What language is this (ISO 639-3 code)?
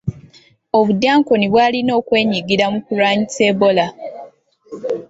lug